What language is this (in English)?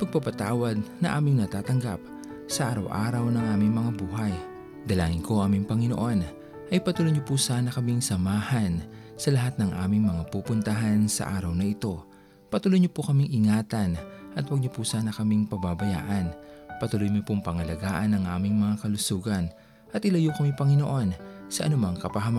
Filipino